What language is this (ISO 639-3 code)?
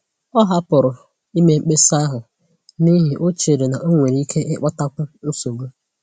ibo